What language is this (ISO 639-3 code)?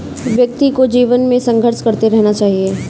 hin